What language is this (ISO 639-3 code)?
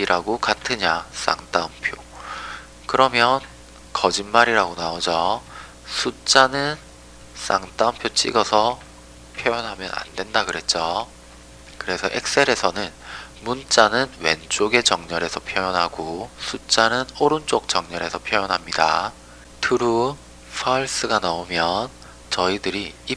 kor